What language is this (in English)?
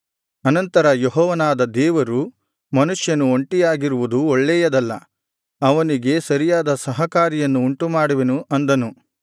Kannada